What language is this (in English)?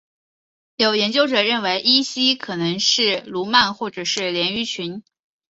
Chinese